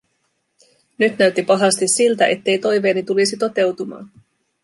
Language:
Finnish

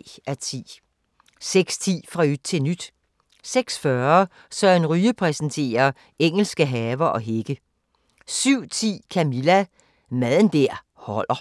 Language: Danish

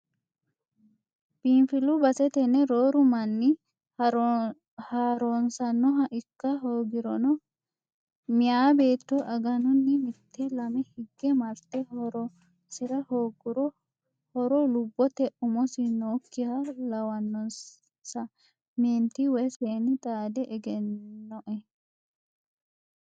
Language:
Sidamo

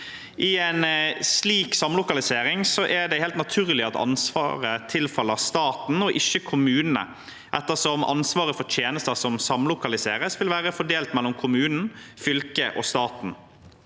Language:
Norwegian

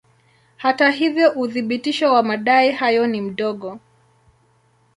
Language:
Swahili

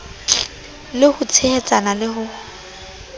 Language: Southern Sotho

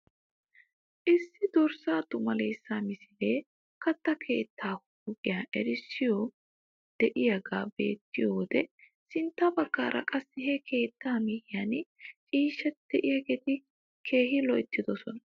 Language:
Wolaytta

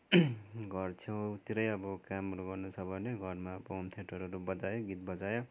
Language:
Nepali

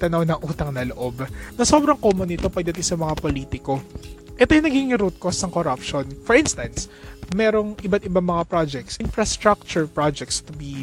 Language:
Filipino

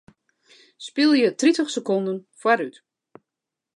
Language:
Western Frisian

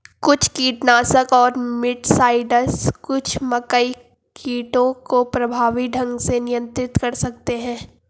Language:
Hindi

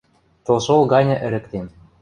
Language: Western Mari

